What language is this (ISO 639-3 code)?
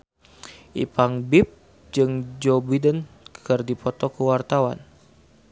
sun